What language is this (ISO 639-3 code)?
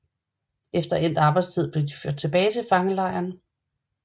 dan